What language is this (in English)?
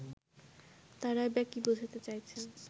Bangla